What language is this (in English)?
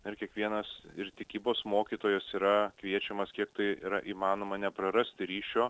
Lithuanian